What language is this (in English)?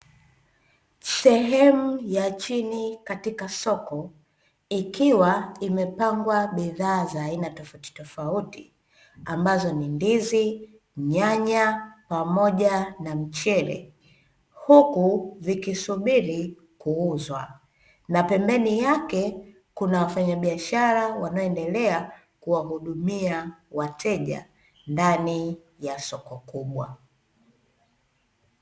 Swahili